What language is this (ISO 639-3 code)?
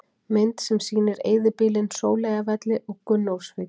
isl